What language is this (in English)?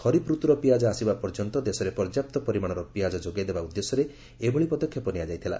Odia